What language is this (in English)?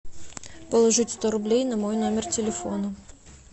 Russian